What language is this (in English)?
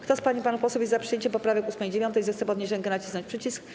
Polish